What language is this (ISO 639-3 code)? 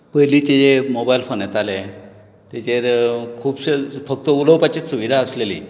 kok